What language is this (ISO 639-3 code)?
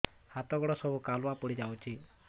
ori